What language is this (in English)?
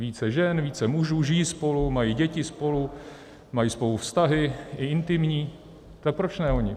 Czech